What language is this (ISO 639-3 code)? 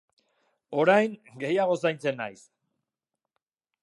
eus